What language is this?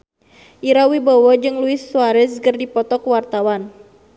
Sundanese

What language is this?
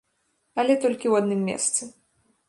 Belarusian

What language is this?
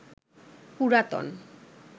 Bangla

